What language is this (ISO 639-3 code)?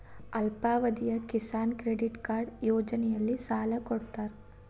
kan